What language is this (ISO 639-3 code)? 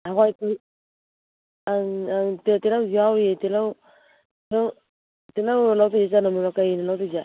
mni